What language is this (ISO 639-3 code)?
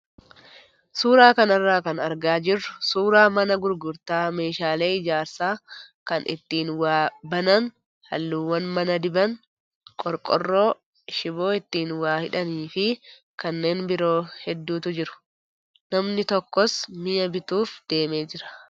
orm